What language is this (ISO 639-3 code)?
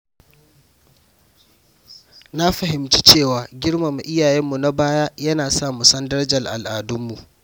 hau